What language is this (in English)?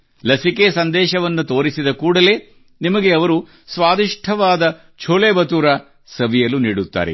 Kannada